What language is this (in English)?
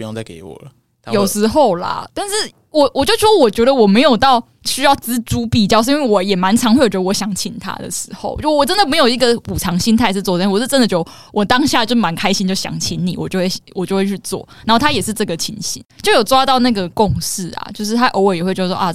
Chinese